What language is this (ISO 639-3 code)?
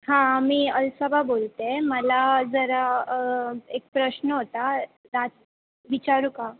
mar